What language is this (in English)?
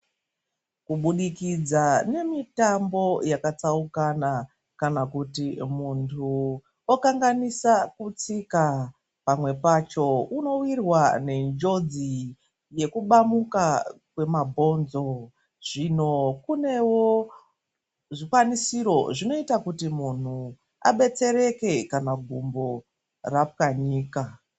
Ndau